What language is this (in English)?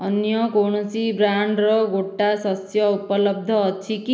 Odia